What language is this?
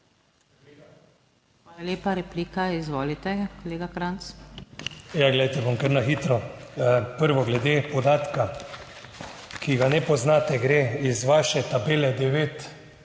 Slovenian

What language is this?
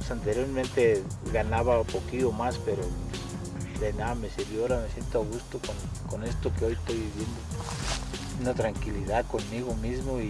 Spanish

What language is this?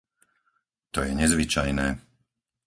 Slovak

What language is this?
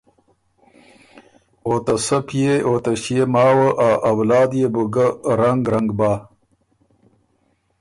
Ormuri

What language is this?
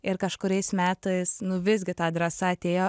Lithuanian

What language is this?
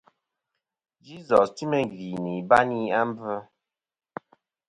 Kom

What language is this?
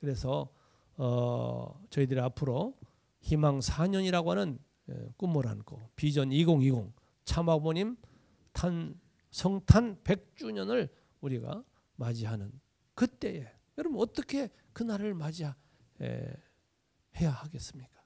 Korean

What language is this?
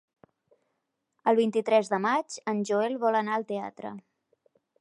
Catalan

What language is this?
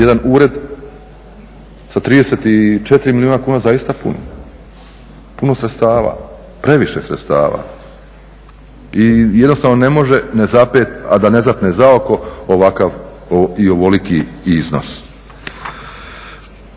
Croatian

